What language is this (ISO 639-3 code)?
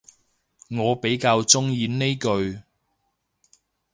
yue